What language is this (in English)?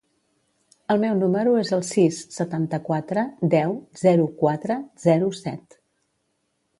Catalan